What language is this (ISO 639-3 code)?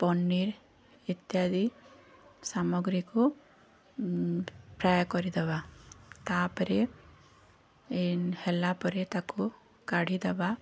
ori